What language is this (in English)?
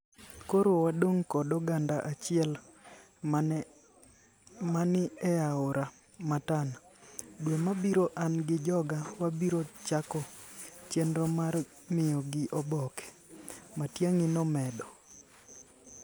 Luo (Kenya and Tanzania)